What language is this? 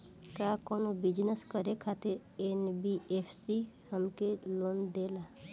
Bhojpuri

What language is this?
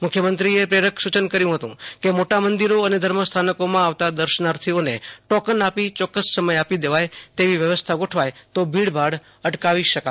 Gujarati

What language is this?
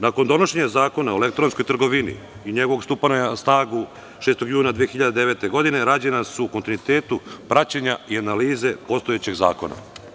Serbian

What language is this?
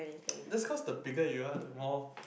English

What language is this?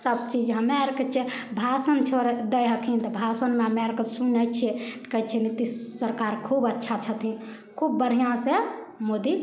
Maithili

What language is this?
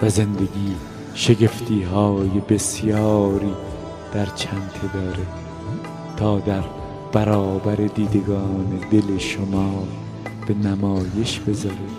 Persian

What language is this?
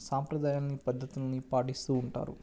Telugu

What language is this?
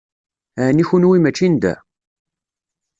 Kabyle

